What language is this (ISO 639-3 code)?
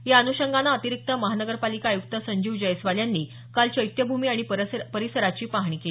mar